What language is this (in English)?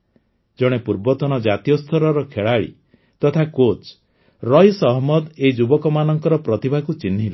Odia